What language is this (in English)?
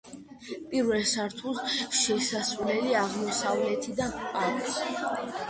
Georgian